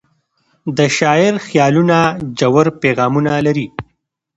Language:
Pashto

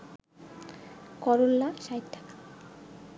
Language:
Bangla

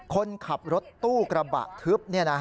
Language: Thai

